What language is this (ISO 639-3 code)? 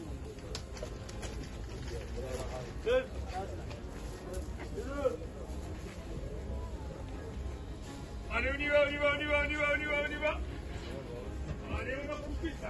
hin